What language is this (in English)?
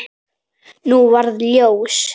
Icelandic